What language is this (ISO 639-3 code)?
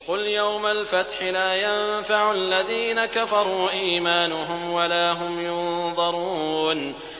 ara